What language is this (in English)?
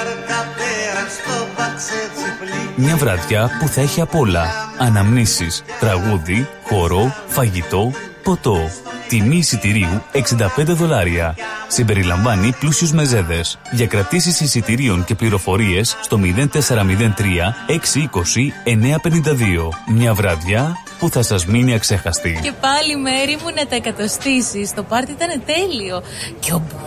Greek